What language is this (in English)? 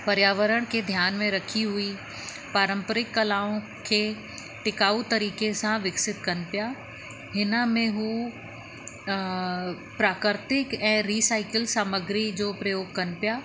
Sindhi